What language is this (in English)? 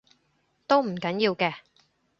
Cantonese